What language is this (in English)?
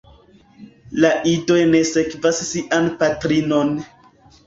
Esperanto